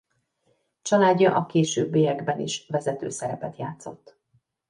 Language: Hungarian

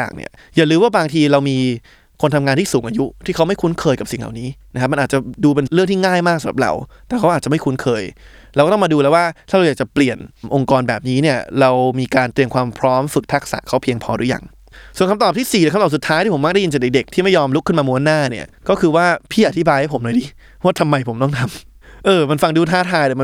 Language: Thai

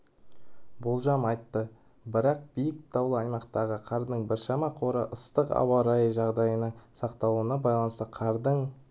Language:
Kazakh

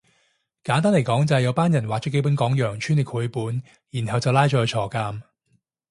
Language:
Cantonese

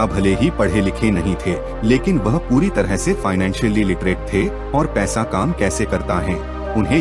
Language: Hindi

